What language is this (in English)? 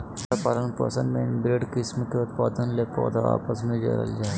Magahi